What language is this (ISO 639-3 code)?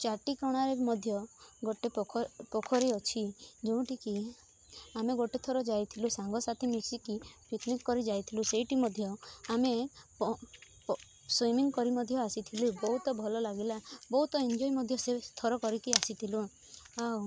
ori